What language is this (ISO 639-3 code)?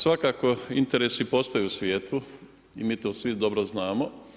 hrv